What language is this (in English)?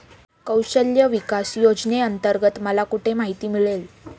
Marathi